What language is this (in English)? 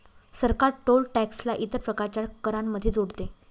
Marathi